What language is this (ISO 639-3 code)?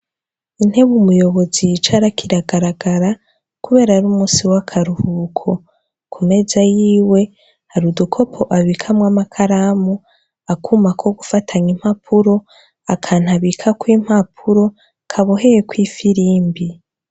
run